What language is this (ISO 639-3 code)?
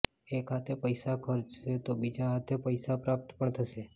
guj